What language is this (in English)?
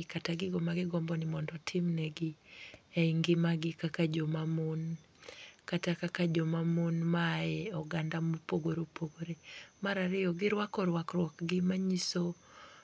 Luo (Kenya and Tanzania)